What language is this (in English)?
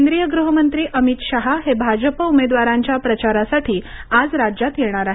Marathi